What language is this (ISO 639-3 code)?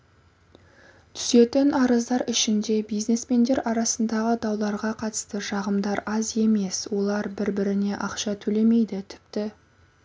kaz